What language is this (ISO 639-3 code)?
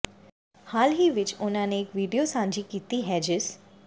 pan